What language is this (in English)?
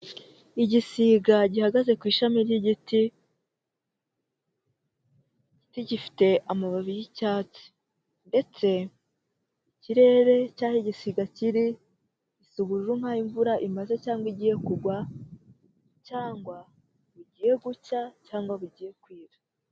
Kinyarwanda